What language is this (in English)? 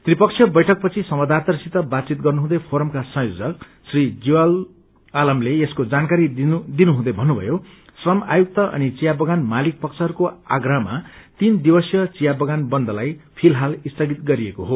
Nepali